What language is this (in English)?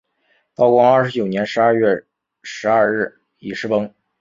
Chinese